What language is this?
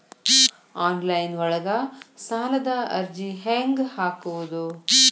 Kannada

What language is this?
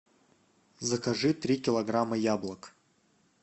Russian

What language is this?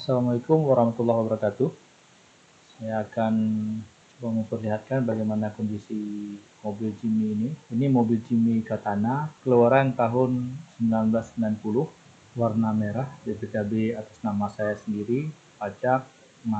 Indonesian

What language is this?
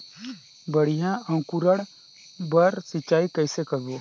Chhattisgarhi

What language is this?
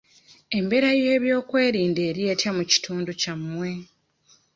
Ganda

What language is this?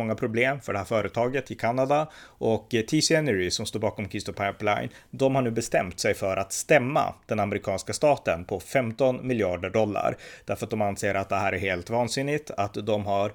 Swedish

